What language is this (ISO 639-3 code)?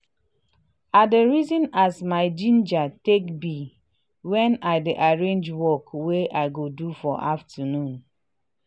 pcm